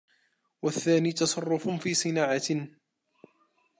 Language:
Arabic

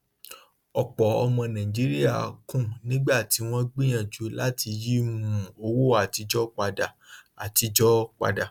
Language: Yoruba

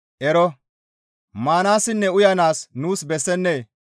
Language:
Gamo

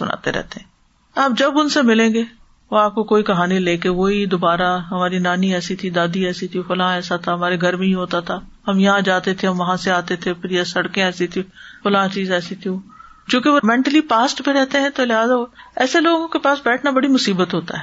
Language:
Urdu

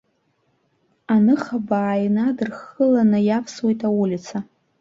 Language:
Abkhazian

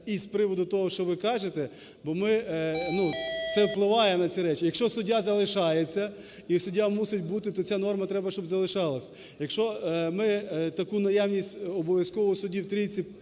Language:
Ukrainian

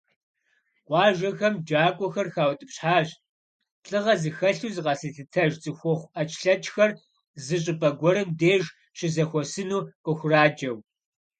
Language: Kabardian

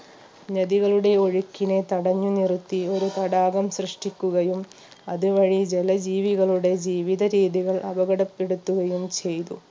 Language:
Malayalam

